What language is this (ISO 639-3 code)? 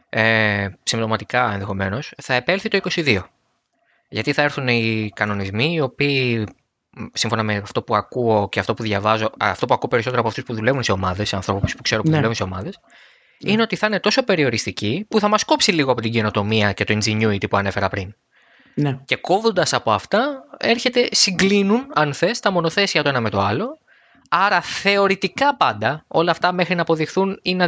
ell